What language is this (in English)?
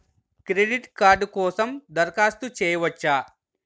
Telugu